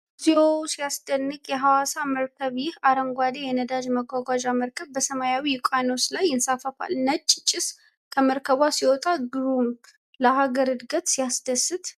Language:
Amharic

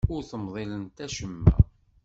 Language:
Kabyle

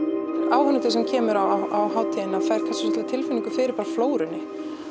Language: Icelandic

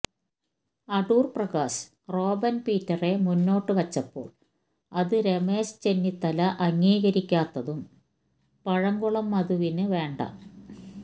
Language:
Malayalam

